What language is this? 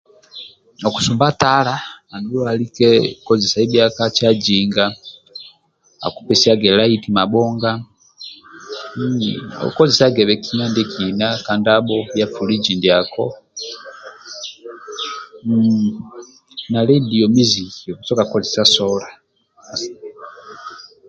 Amba (Uganda)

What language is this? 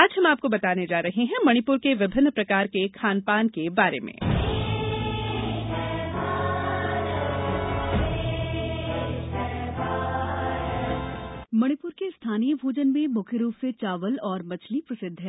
Hindi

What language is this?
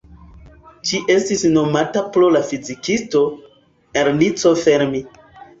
Esperanto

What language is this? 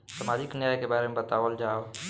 Bhojpuri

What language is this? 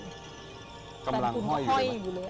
Thai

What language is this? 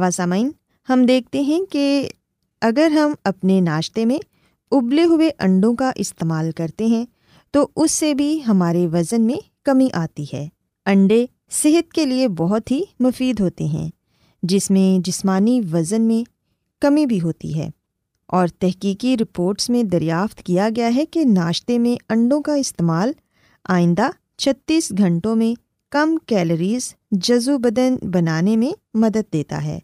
Urdu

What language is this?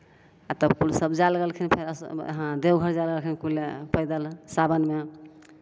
Maithili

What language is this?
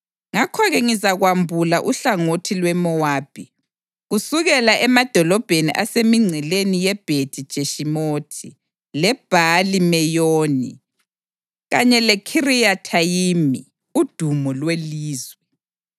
North Ndebele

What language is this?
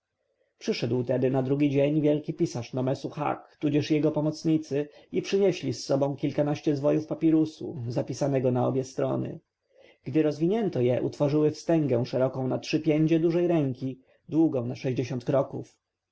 Polish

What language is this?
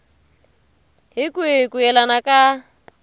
Tsonga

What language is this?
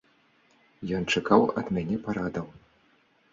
Belarusian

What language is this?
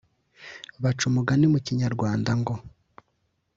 Kinyarwanda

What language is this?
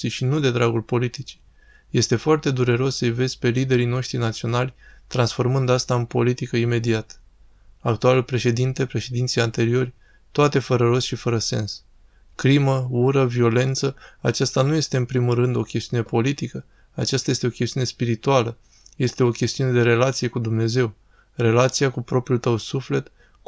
Romanian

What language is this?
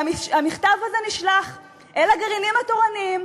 Hebrew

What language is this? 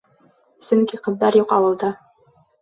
Bashkir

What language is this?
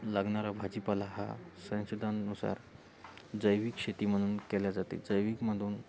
Marathi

